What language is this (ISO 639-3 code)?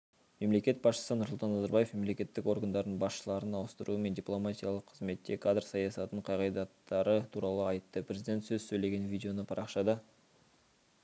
kaz